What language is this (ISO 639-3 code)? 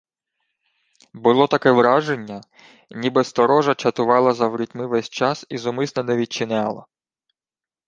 ukr